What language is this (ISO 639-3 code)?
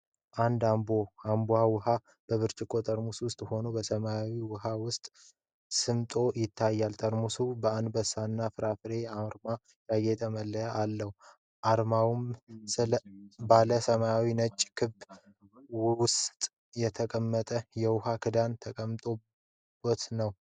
amh